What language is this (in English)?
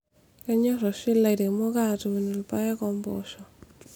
Masai